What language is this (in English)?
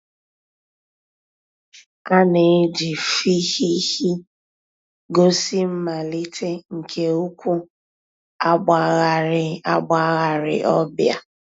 Igbo